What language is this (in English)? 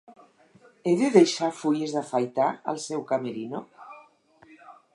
Catalan